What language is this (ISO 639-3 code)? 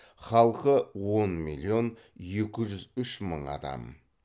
kaz